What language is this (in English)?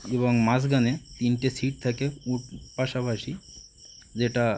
Bangla